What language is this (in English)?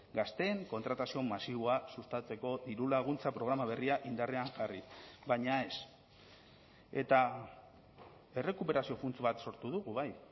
Basque